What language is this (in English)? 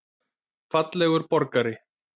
Icelandic